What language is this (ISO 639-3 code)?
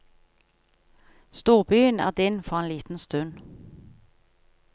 nor